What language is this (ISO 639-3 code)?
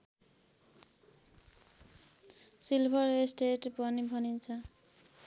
nep